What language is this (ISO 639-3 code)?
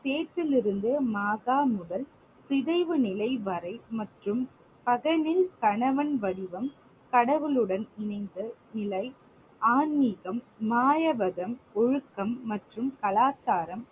tam